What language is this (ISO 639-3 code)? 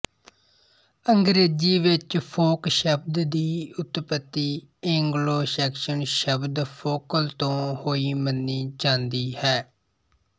pan